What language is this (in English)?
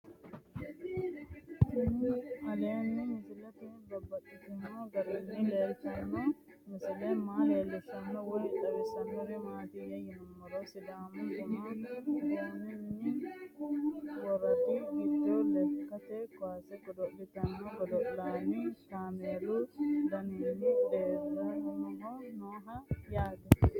Sidamo